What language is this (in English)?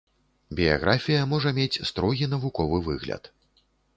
Belarusian